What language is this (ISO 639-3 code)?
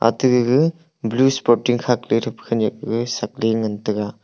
nnp